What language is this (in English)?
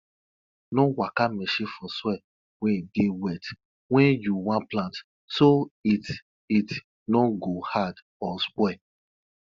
Nigerian Pidgin